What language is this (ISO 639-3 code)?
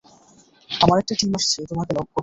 ben